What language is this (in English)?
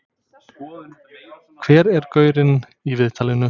Icelandic